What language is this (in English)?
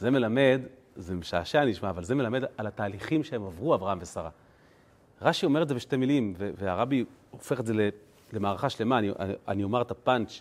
Hebrew